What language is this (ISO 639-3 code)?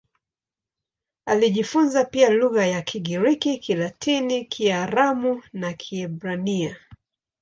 swa